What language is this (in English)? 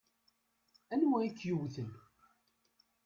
Kabyle